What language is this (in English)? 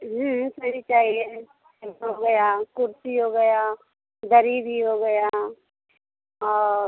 Hindi